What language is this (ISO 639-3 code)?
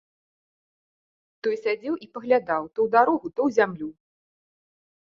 bel